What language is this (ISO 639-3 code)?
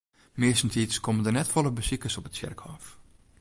fry